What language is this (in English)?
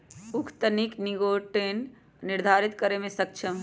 Magahi